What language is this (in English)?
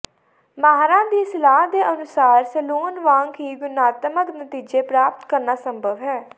Punjabi